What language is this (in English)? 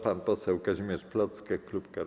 Polish